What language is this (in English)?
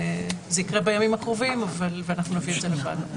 Hebrew